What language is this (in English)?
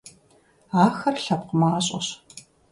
Kabardian